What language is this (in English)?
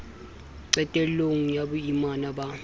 Southern Sotho